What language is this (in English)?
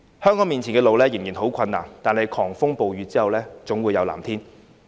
Cantonese